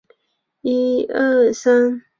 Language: Chinese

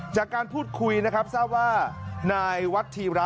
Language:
Thai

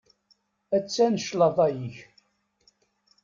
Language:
Kabyle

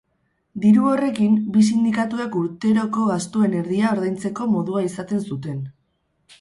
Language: Basque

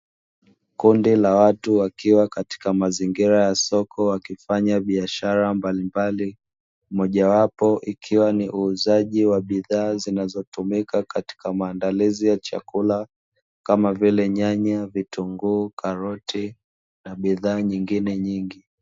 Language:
Swahili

